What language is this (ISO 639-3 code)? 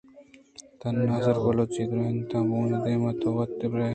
bgp